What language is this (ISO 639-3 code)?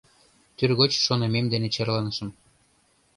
chm